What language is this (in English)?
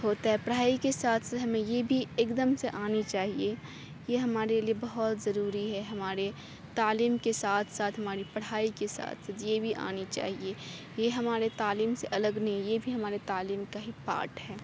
Urdu